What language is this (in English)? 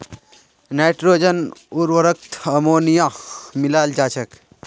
Magahi